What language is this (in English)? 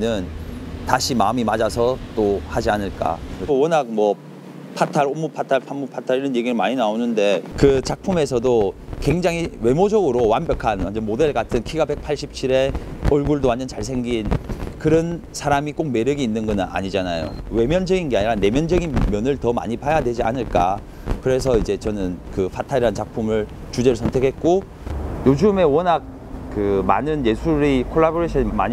Korean